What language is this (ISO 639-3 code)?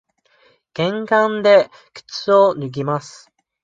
jpn